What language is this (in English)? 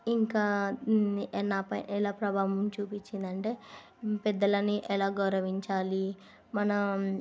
Telugu